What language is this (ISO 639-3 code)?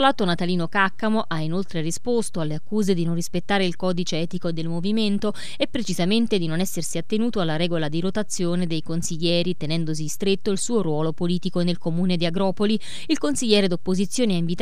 ita